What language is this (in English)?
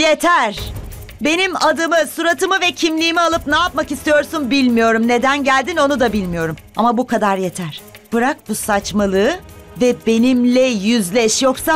Turkish